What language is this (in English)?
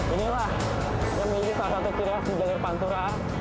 Indonesian